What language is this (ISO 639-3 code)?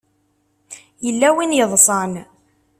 kab